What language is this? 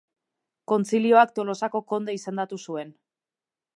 Basque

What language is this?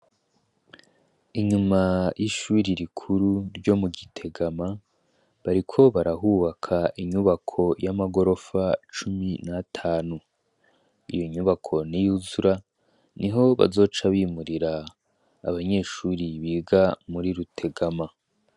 Rundi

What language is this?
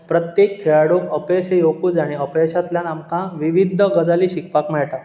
Konkani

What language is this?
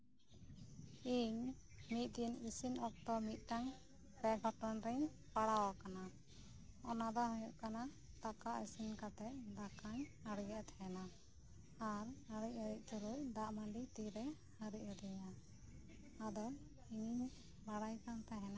Santali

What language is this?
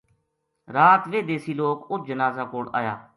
Gujari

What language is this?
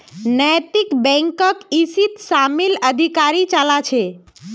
Magahi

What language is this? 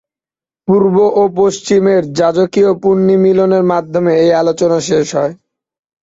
Bangla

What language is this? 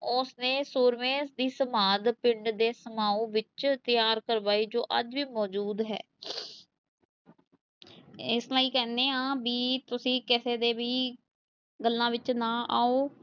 Punjabi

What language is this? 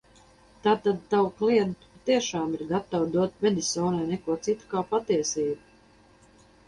Latvian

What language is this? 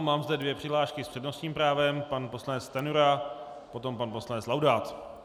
Czech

